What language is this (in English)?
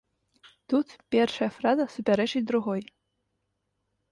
Belarusian